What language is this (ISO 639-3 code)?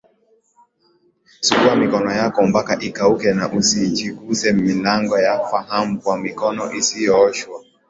swa